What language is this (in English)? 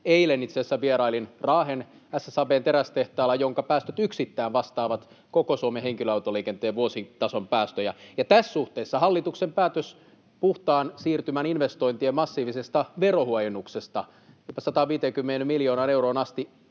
Finnish